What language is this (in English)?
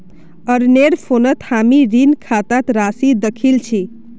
Magahi